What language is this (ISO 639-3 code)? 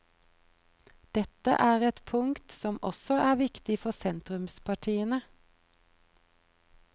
nor